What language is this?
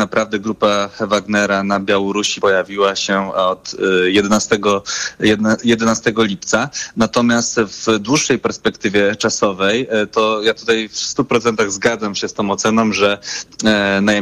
Polish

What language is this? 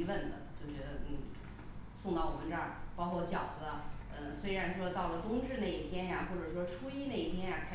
Chinese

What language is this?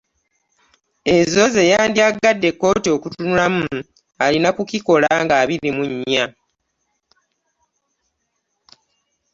Ganda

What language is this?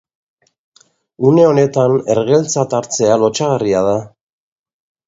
Basque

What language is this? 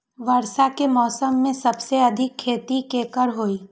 Magahi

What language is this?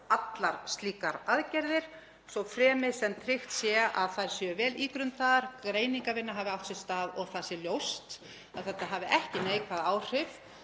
Icelandic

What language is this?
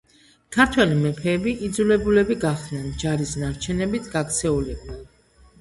Georgian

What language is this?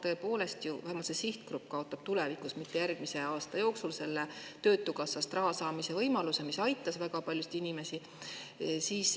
Estonian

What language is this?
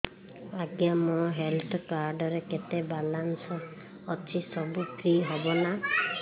Odia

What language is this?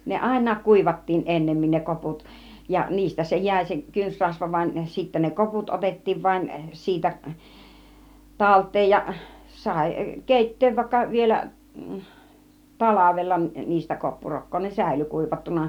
Finnish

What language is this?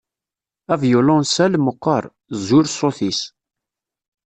Kabyle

